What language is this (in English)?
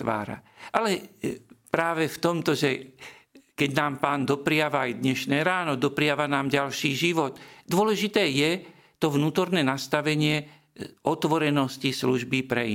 Slovak